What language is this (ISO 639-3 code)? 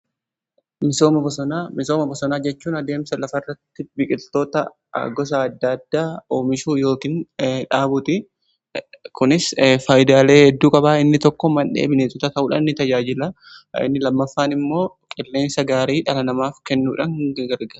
orm